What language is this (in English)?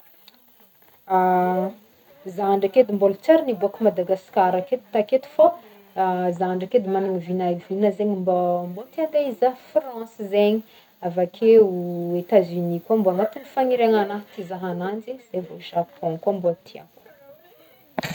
Northern Betsimisaraka Malagasy